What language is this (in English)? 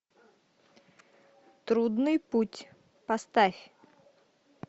Russian